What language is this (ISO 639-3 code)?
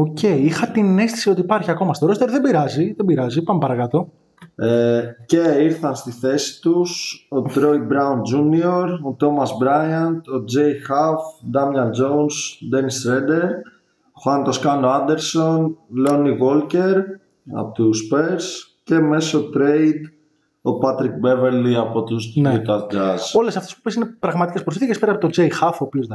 ell